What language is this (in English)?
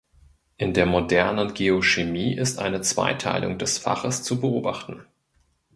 German